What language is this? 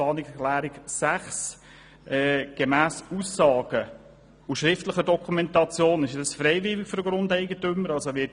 Swiss German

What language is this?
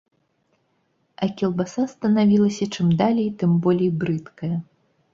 Belarusian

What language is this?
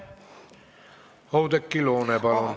Estonian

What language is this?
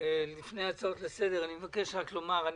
Hebrew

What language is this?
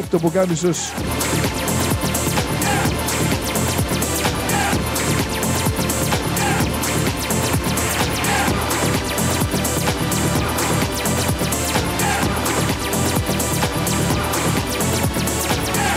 Greek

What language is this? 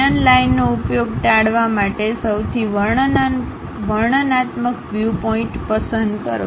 Gujarati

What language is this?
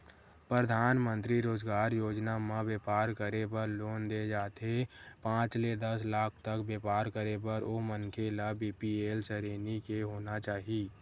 Chhattisgarhi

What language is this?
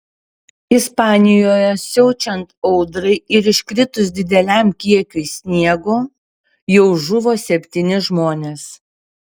Lithuanian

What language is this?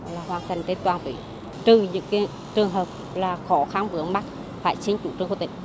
Vietnamese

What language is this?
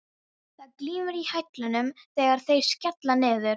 Icelandic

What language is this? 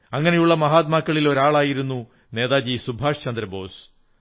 Malayalam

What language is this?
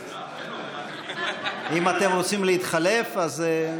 Hebrew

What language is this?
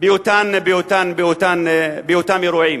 Hebrew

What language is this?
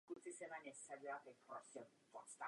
Czech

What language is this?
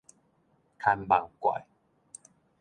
Min Nan Chinese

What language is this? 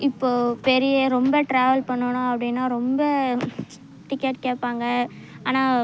Tamil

